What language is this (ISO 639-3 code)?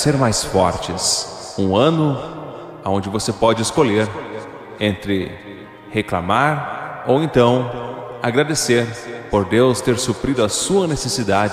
por